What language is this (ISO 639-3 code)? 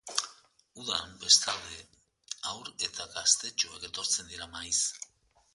eus